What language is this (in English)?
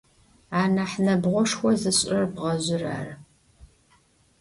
Adyghe